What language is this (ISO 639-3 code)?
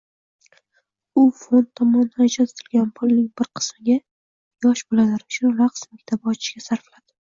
uzb